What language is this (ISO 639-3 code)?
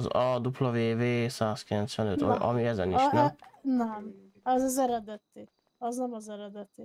hun